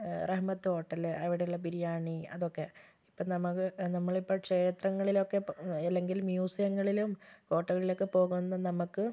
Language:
Malayalam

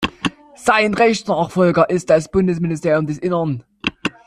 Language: German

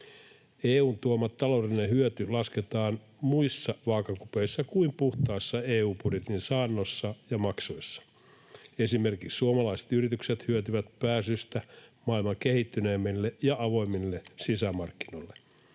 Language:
Finnish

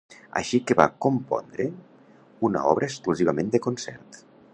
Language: Catalan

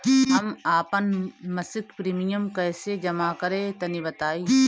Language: Bhojpuri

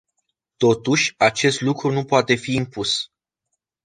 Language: Romanian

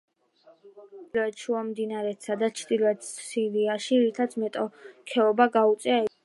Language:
Georgian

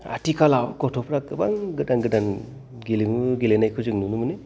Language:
Bodo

